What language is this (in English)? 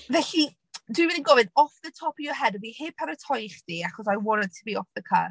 Welsh